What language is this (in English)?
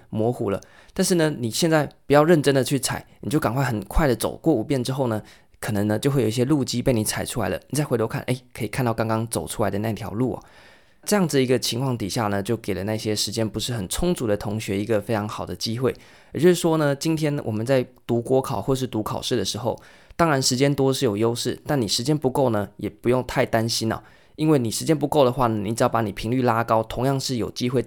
Chinese